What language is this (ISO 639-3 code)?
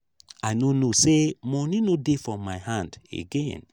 pcm